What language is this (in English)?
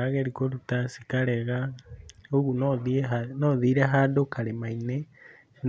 Kikuyu